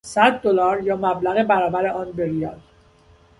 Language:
Persian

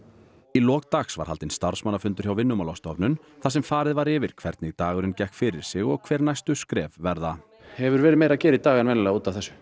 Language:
Icelandic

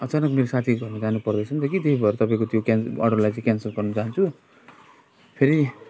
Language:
Nepali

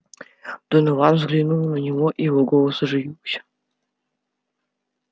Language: Russian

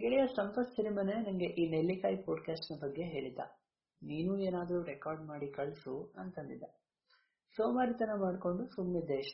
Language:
Kannada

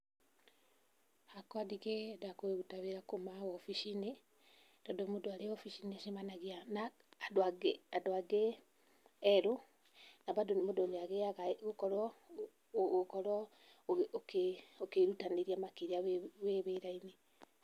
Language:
Kikuyu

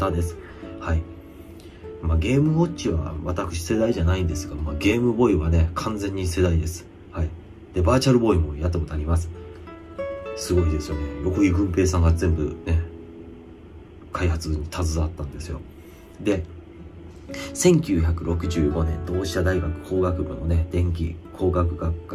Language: Japanese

